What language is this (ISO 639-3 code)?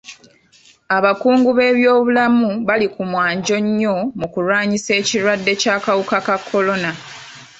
lug